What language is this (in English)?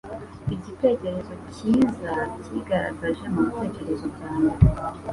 Kinyarwanda